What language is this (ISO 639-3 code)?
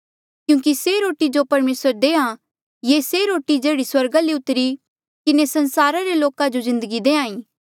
mjl